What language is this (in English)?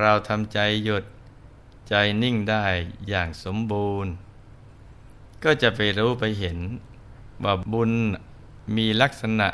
Thai